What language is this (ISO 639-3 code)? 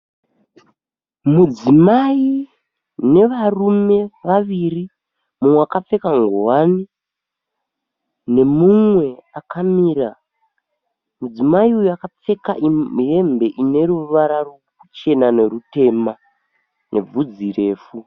sna